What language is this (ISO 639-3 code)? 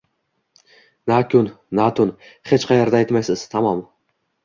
uzb